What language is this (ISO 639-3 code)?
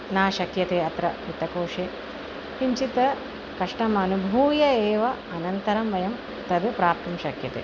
san